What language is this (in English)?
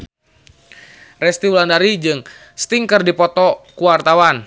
Sundanese